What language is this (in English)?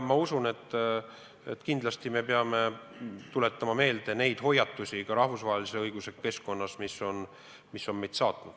Estonian